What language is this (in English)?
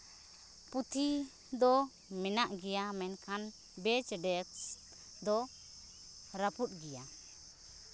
Santali